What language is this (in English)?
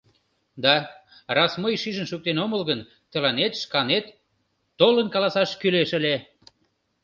Mari